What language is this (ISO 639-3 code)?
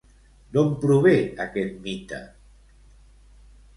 cat